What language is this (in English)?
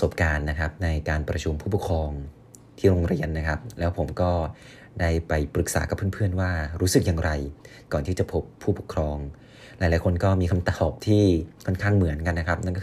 Thai